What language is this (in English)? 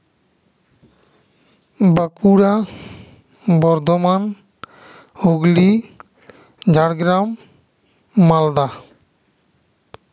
Santali